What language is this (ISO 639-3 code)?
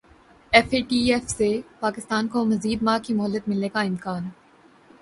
urd